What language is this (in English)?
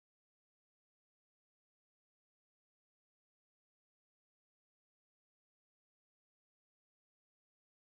Hindi